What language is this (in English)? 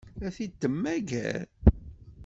Kabyle